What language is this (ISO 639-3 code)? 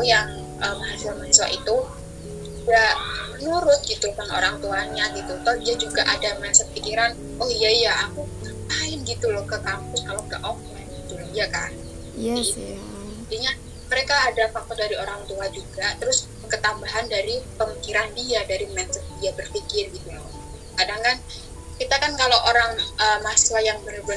ind